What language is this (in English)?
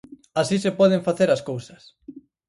Galician